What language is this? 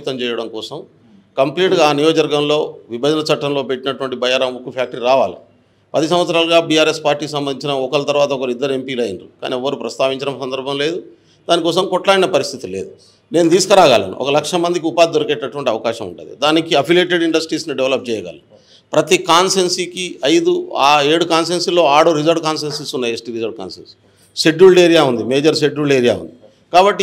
Telugu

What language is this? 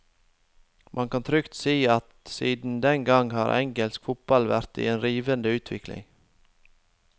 Norwegian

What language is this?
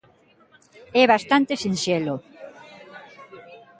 Galician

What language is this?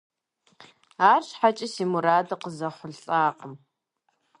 Kabardian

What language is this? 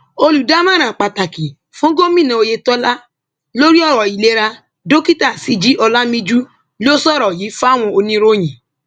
Yoruba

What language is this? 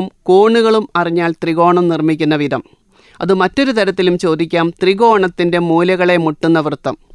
Malayalam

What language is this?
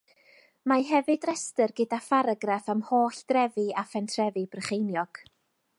Welsh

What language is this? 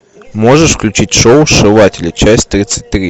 Russian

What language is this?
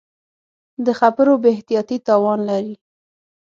Pashto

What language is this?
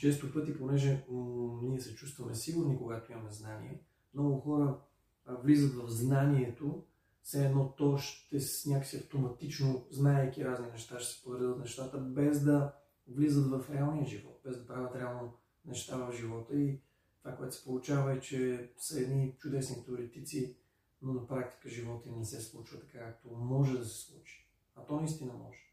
Bulgarian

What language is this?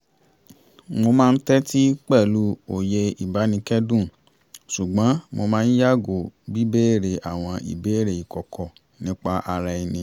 Yoruba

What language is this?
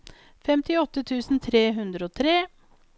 Norwegian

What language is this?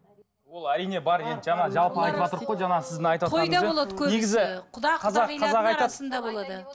Kazakh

